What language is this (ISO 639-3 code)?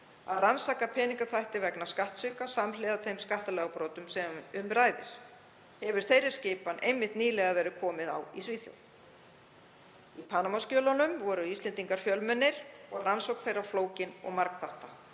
isl